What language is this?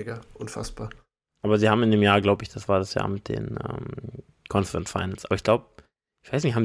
German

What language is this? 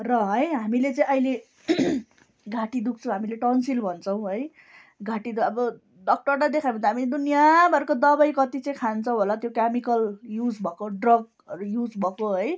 Nepali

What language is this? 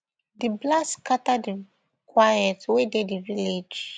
Nigerian Pidgin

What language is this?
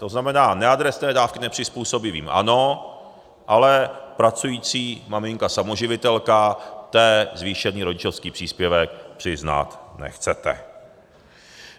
Czech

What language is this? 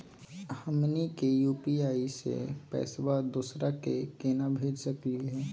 Magahi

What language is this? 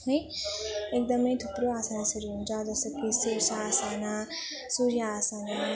Nepali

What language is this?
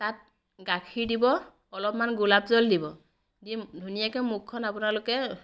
Assamese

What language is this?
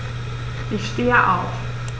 German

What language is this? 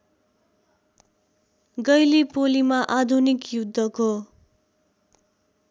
Nepali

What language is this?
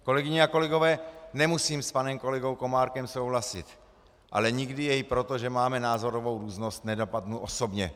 Czech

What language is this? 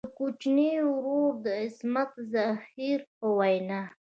Pashto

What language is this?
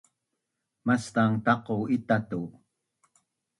Bunun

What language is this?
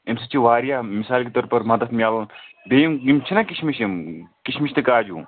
Kashmiri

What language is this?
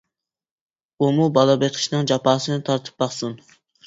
Uyghur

